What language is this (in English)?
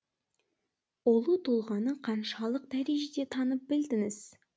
Kazakh